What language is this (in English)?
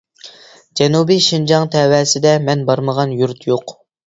Uyghur